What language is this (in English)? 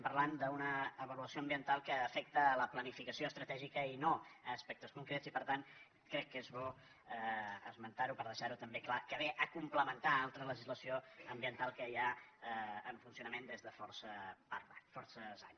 Catalan